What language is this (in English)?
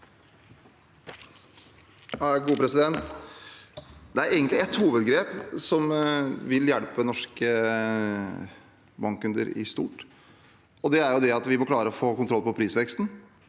Norwegian